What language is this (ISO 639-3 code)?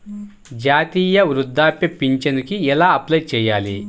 tel